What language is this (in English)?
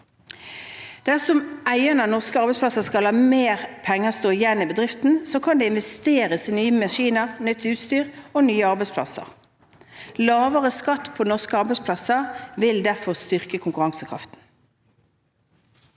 Norwegian